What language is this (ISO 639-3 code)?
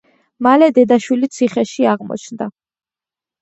kat